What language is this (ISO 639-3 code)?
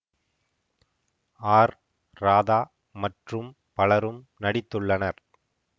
tam